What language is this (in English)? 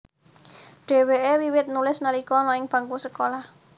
Javanese